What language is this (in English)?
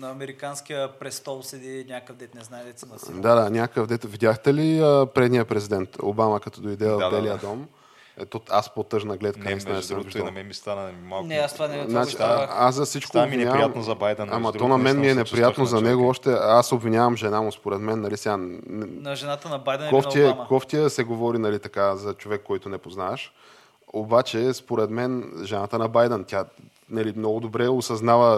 Bulgarian